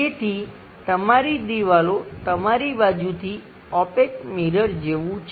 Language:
Gujarati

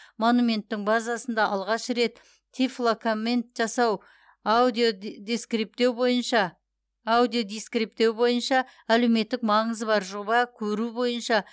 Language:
Kazakh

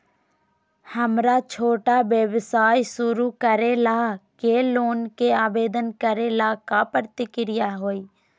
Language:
Magahi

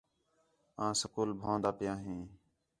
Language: Khetrani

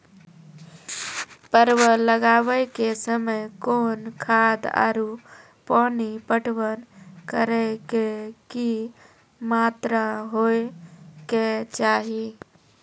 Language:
Maithili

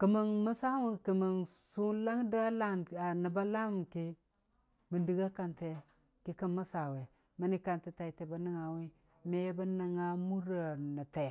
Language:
Dijim-Bwilim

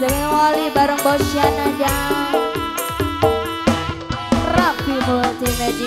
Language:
Indonesian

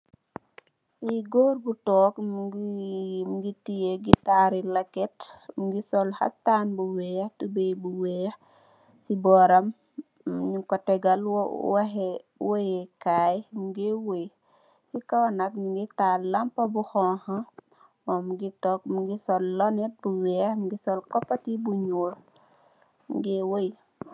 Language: Wolof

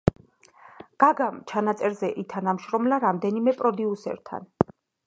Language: Georgian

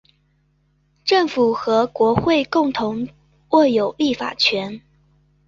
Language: Chinese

